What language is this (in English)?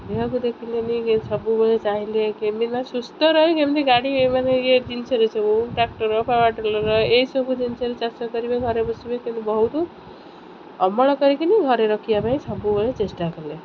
Odia